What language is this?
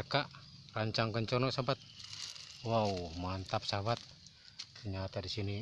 Indonesian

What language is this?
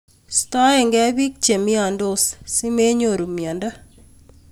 Kalenjin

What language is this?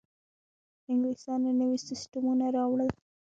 Pashto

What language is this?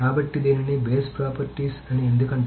Telugu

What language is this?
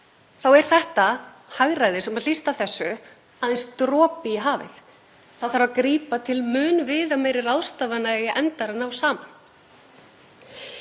Icelandic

